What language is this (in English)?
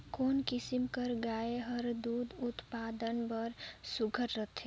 Chhattisgarhi